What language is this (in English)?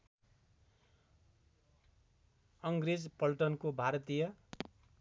Nepali